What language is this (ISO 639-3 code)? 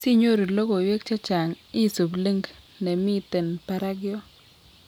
kln